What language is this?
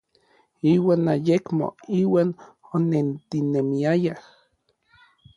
Orizaba Nahuatl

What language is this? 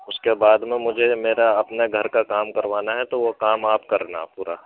Urdu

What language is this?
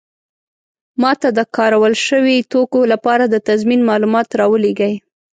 Pashto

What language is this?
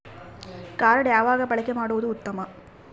Kannada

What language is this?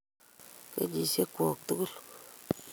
Kalenjin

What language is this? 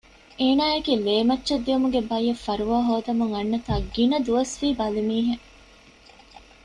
Divehi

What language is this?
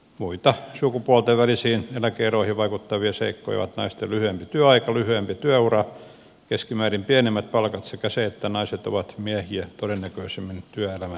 Finnish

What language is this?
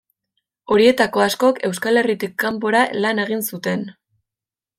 Basque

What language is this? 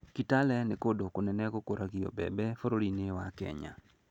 Kikuyu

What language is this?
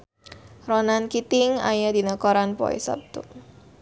Sundanese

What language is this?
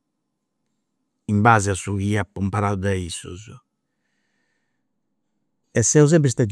Campidanese Sardinian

